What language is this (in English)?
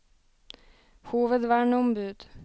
Norwegian